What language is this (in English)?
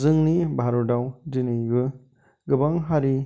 Bodo